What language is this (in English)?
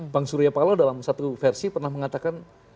Indonesian